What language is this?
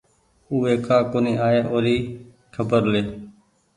Goaria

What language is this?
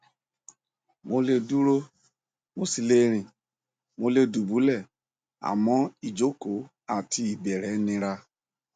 Yoruba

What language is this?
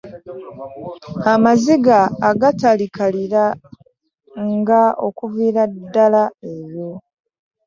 Ganda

